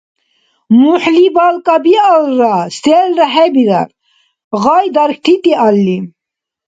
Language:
Dargwa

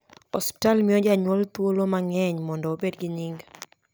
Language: Luo (Kenya and Tanzania)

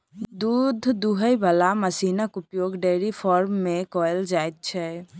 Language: Maithili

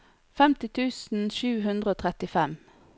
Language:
Norwegian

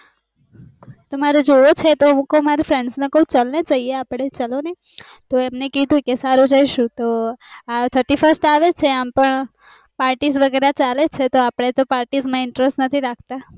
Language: Gujarati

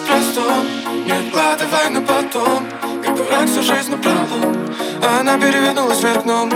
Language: Russian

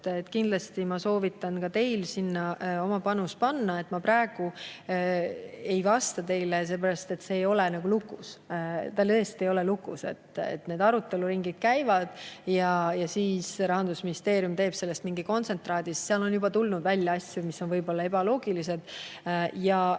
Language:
Estonian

